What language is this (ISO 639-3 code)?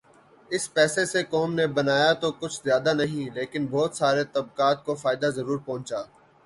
urd